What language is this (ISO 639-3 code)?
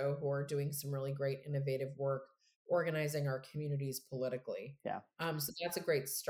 eng